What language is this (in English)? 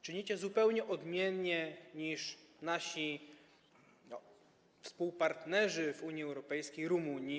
Polish